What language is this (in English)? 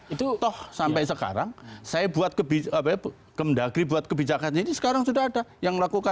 Indonesian